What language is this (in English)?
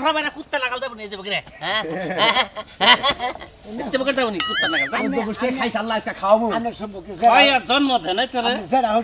Arabic